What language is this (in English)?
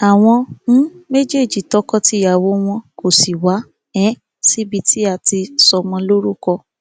Yoruba